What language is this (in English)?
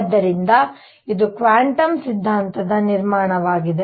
Kannada